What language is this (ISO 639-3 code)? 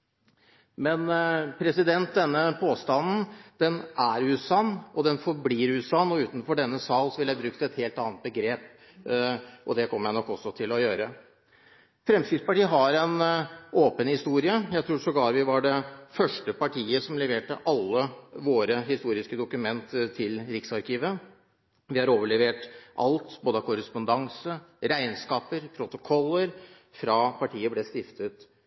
nob